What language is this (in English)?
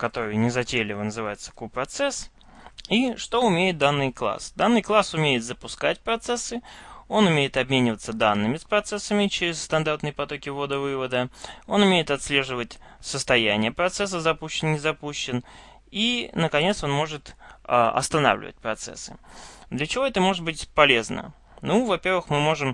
Russian